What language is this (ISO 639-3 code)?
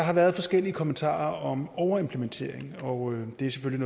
dan